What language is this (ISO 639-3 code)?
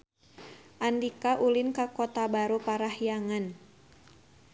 sun